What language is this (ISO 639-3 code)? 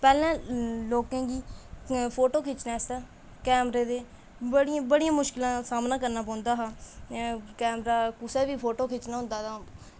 doi